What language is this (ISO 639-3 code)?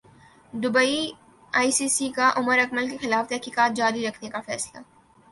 urd